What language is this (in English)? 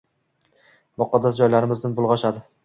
Uzbek